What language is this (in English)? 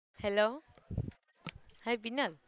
Gujarati